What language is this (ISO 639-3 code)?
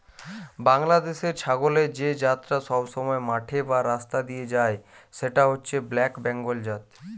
ben